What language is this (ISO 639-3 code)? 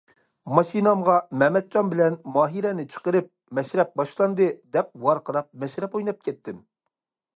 uig